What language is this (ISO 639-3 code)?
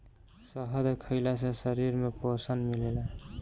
bho